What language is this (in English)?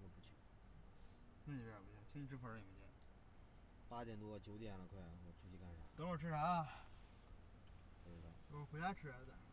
Chinese